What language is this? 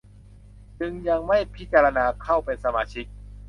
Thai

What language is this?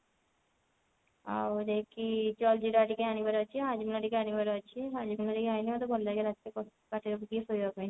Odia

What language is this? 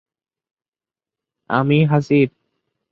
Bangla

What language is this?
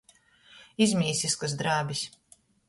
Latgalian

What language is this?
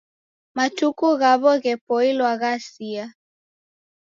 Taita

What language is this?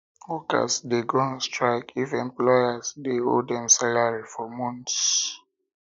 Nigerian Pidgin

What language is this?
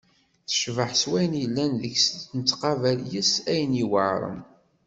Kabyle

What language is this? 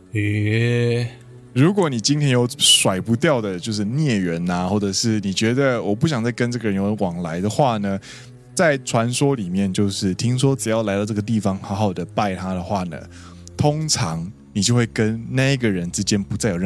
Chinese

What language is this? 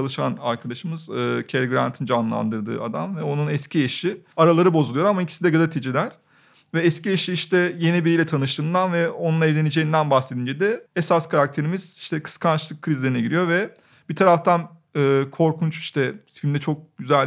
Turkish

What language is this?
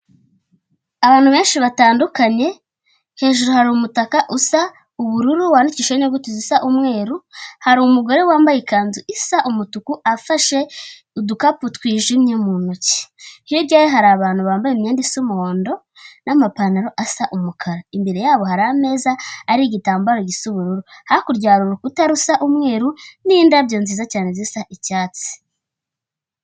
Kinyarwanda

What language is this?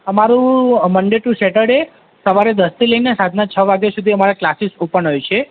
Gujarati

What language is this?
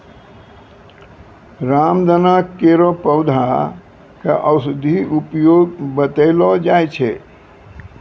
Maithili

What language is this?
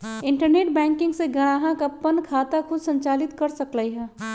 Magahi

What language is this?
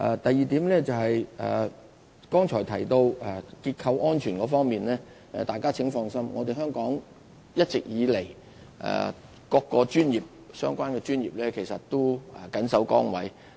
Cantonese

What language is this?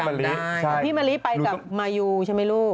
Thai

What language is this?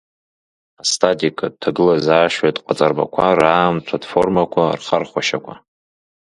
Abkhazian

